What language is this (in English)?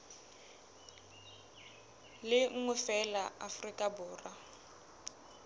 Southern Sotho